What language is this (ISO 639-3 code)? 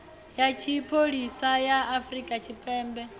ven